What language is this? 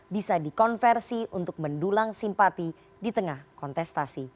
Indonesian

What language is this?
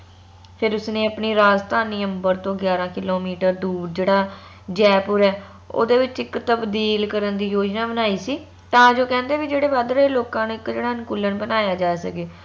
Punjabi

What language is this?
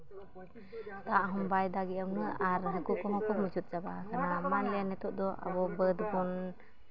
Santali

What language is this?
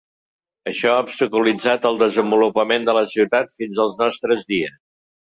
Catalan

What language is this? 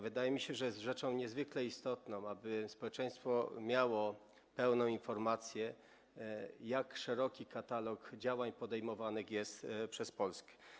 Polish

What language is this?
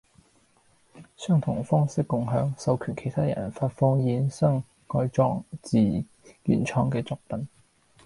Cantonese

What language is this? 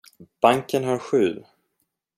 Swedish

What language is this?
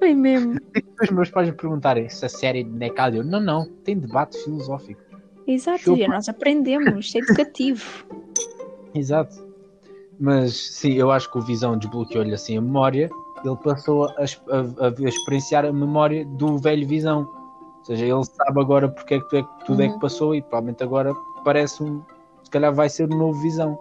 Portuguese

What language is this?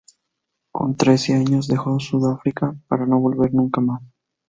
Spanish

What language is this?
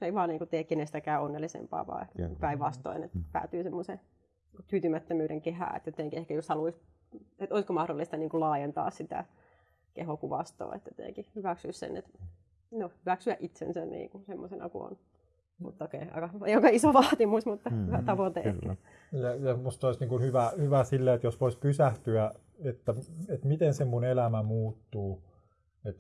Finnish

